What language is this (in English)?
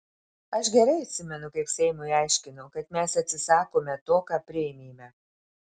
Lithuanian